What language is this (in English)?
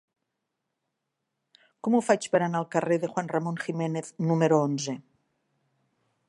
Catalan